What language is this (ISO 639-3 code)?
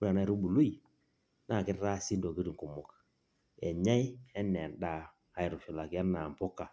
mas